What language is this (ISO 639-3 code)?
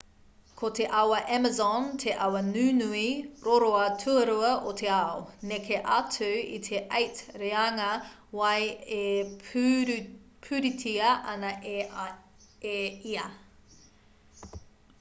mri